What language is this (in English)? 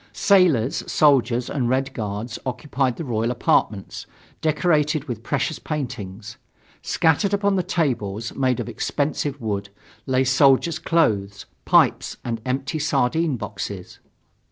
English